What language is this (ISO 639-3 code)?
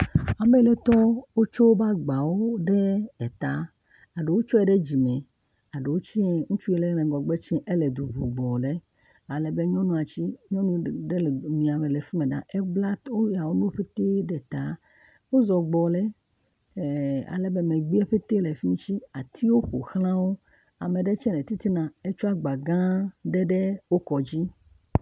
ewe